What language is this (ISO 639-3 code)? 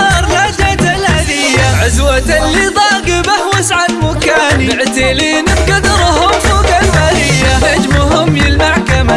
ara